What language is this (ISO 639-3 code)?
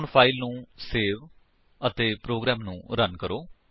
pan